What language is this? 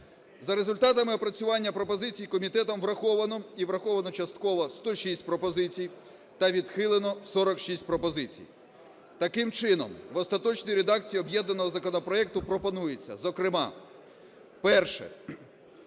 Ukrainian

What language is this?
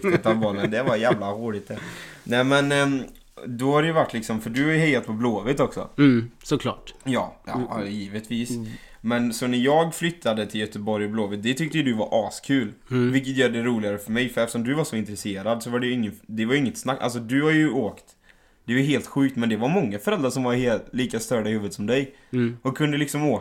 Swedish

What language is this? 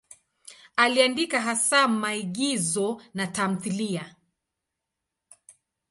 Swahili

